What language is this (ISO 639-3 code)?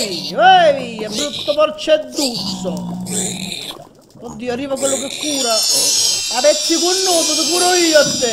ita